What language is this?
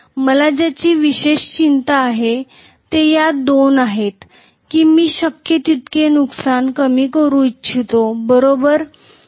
Marathi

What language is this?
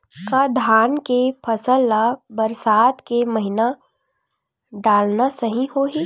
Chhattisgarhi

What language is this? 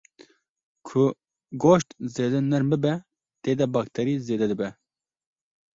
Kurdish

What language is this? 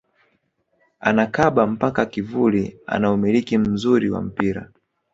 Swahili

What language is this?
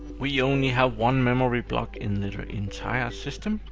English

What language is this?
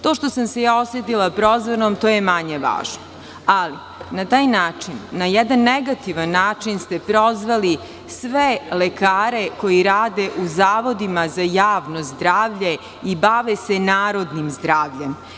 Serbian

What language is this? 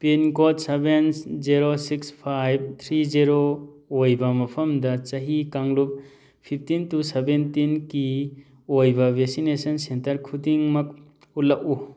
Manipuri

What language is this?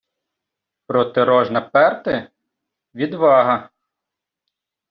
Ukrainian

